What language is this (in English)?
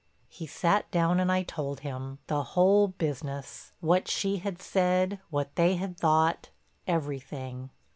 English